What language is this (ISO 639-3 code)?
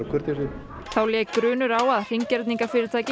isl